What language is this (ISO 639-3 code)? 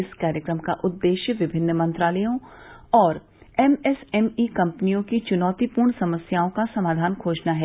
hin